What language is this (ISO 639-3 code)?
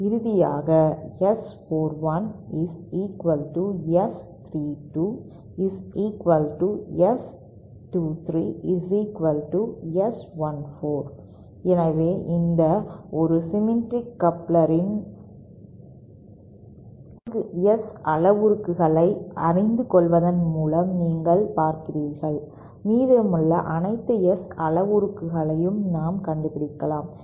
tam